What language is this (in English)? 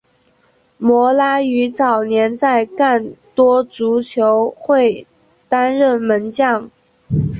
Chinese